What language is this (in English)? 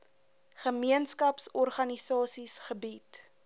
Afrikaans